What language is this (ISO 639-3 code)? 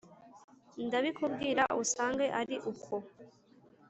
kin